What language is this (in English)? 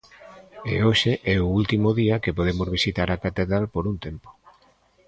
Galician